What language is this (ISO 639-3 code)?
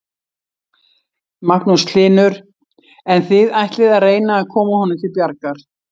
isl